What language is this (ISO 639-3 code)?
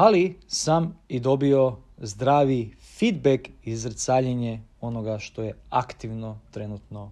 hrv